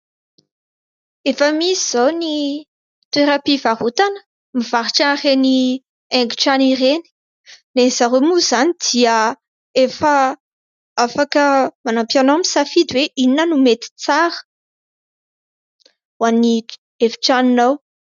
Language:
Malagasy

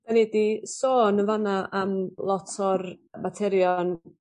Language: Welsh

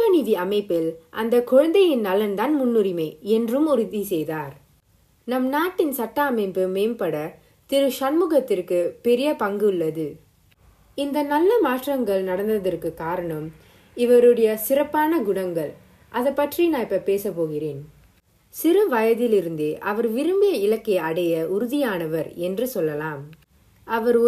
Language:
Tamil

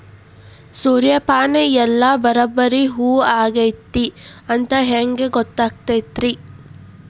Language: Kannada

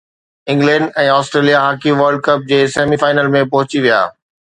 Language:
Sindhi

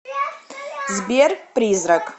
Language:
Russian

